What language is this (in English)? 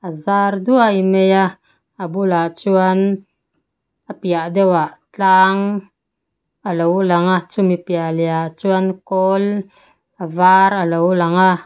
Mizo